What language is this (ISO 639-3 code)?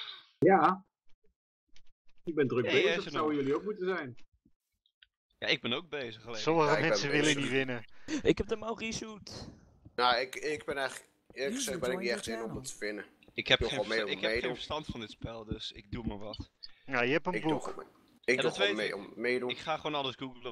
nld